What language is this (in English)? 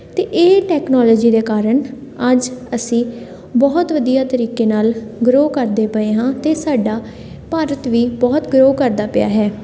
Punjabi